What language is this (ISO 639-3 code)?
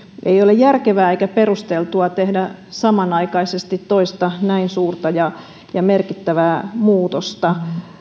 fin